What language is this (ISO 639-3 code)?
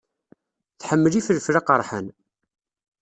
kab